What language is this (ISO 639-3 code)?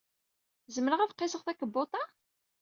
kab